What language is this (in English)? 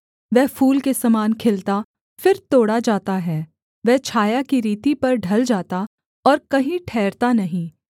Hindi